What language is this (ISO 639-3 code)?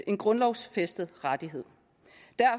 dan